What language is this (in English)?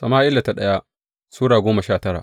Hausa